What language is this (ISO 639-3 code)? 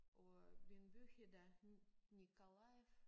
dan